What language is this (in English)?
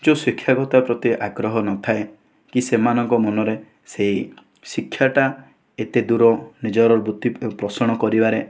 Odia